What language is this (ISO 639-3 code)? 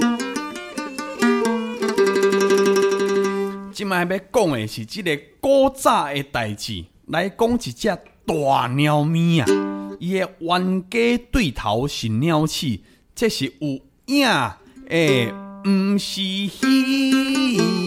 zho